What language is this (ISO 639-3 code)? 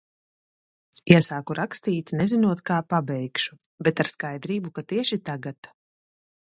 lav